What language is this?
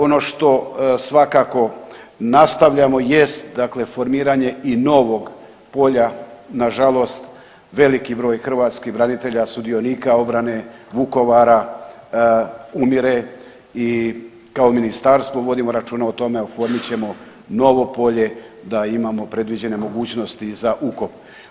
Croatian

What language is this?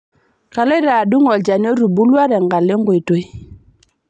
Masai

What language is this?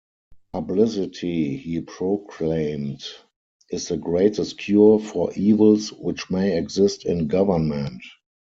English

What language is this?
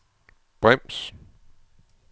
Danish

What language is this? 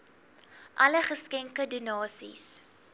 Afrikaans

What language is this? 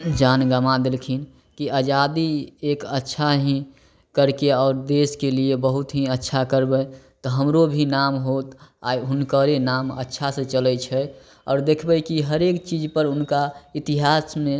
Maithili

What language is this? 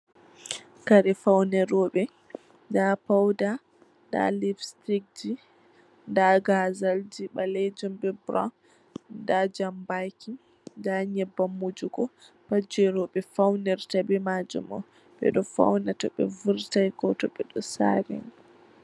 Fula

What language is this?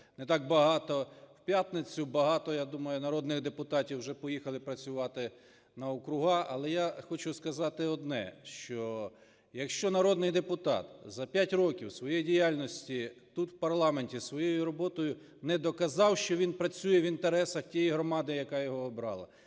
Ukrainian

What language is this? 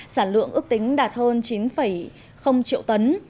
Vietnamese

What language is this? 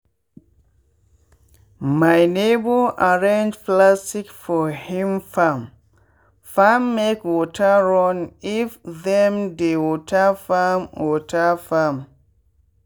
Nigerian Pidgin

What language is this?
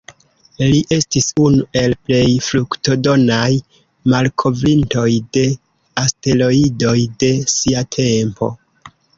Esperanto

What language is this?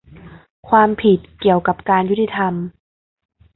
Thai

